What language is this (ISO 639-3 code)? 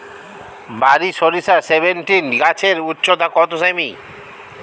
ben